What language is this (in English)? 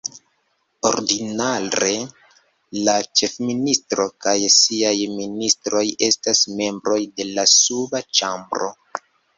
Esperanto